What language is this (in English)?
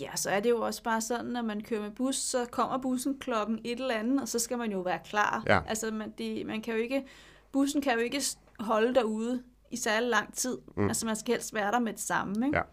Danish